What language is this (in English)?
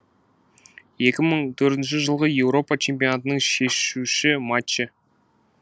Kazakh